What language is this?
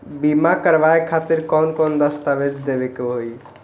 Bhojpuri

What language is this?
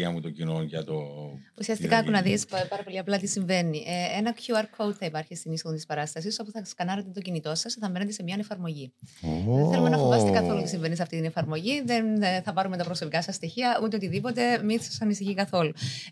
Greek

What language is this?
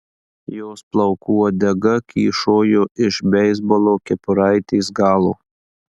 Lithuanian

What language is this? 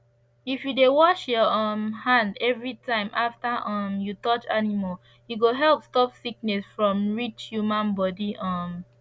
Nigerian Pidgin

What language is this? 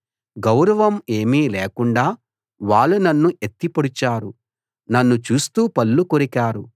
Telugu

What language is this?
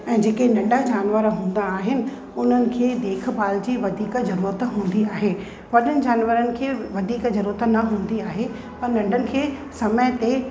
Sindhi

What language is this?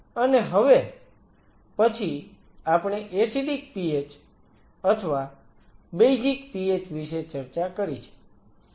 Gujarati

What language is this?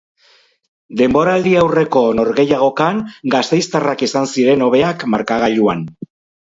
Basque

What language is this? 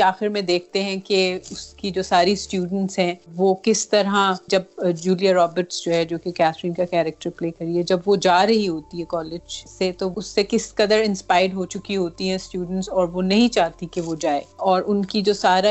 Urdu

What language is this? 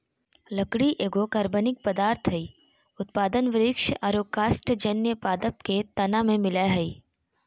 Magahi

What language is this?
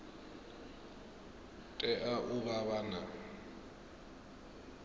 Venda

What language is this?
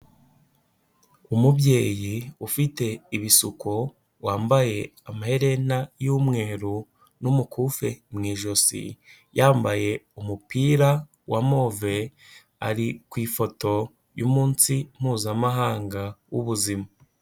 Kinyarwanda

